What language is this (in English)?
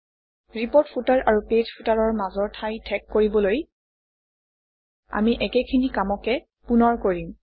Assamese